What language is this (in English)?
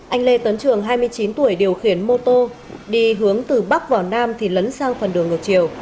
Vietnamese